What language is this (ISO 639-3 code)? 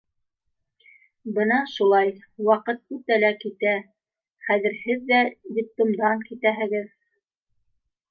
bak